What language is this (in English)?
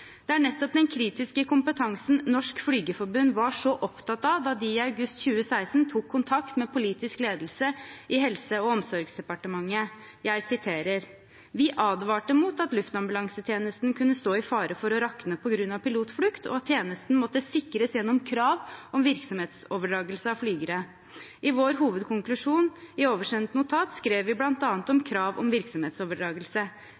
Norwegian Bokmål